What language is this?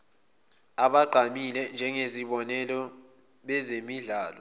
Zulu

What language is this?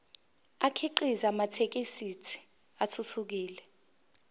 Zulu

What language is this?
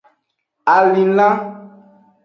Aja (Benin)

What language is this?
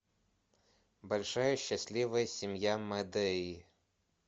Russian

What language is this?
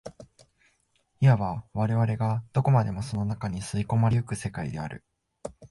Japanese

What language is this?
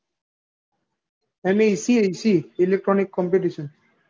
Gujarati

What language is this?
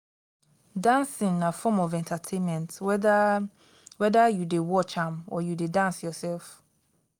Nigerian Pidgin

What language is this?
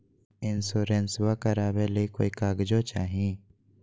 Magahi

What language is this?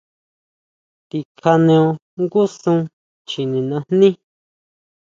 Huautla Mazatec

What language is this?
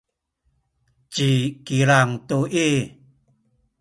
Sakizaya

